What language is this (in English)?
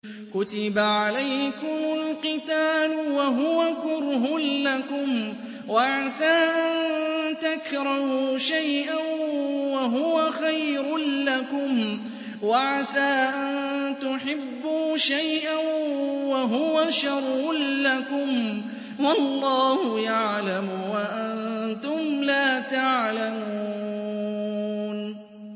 Arabic